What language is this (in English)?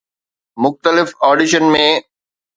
Sindhi